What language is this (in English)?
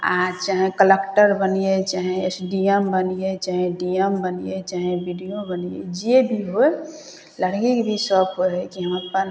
Maithili